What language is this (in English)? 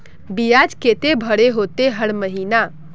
Magahi